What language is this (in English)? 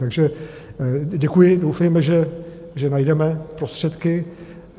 Czech